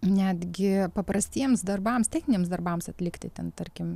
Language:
Lithuanian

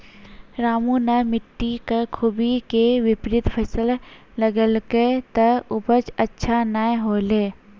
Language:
Maithili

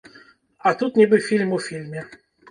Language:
Belarusian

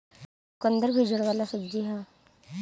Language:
Bhojpuri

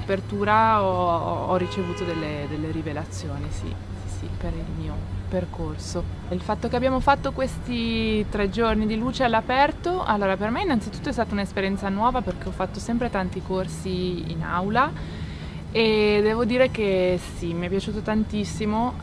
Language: Italian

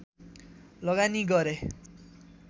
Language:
Nepali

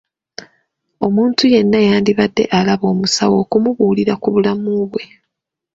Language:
Ganda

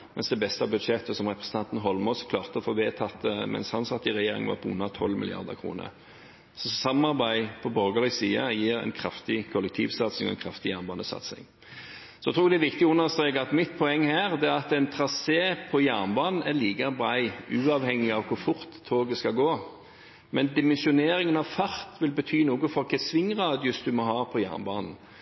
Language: Norwegian Bokmål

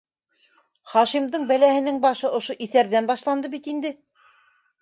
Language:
Bashkir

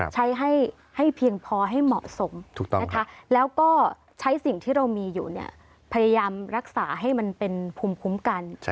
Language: Thai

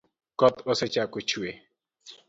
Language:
Luo (Kenya and Tanzania)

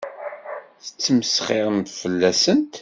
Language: Kabyle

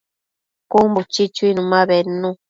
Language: Matsés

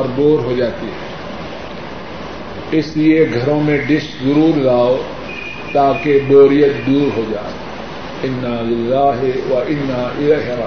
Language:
Urdu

